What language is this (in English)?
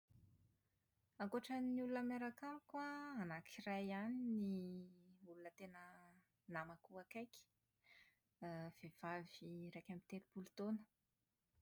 Malagasy